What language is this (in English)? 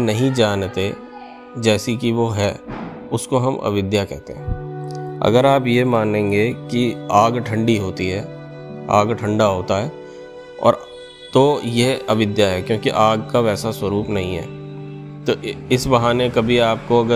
Hindi